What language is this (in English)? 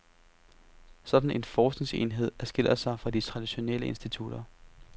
Danish